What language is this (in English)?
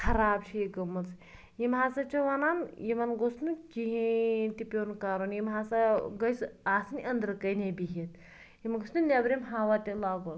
Kashmiri